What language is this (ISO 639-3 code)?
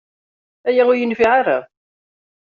kab